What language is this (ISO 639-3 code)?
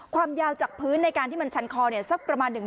tha